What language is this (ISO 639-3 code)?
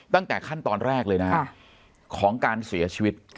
tha